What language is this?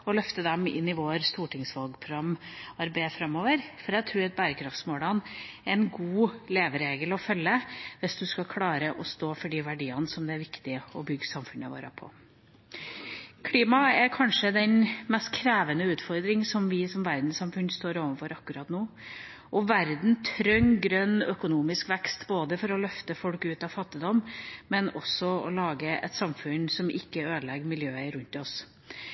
Norwegian Bokmål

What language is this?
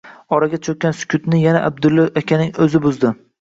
Uzbek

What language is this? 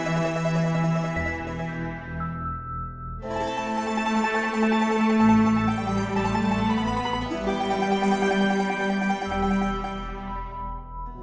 Indonesian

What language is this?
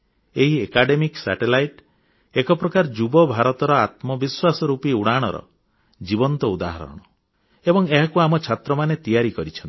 Odia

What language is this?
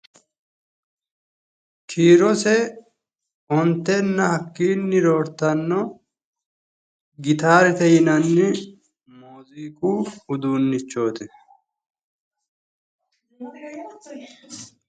Sidamo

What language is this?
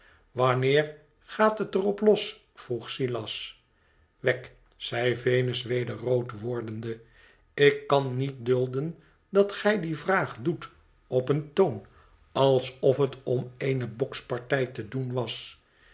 Dutch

